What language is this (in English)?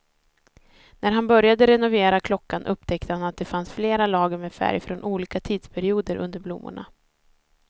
Swedish